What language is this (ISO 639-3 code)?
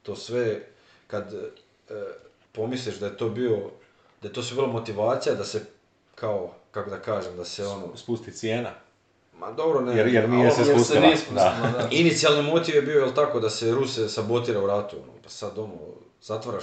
hrv